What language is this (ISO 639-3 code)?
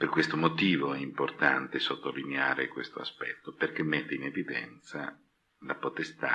ita